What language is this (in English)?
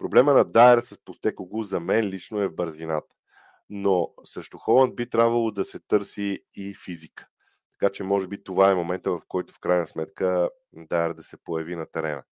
Bulgarian